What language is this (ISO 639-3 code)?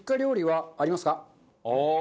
jpn